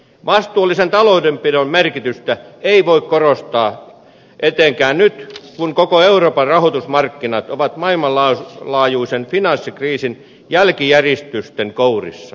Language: Finnish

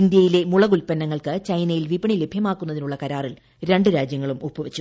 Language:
Malayalam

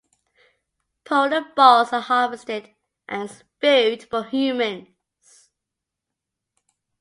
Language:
English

